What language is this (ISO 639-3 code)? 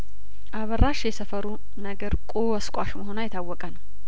amh